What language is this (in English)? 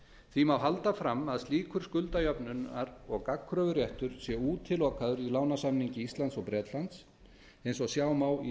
Icelandic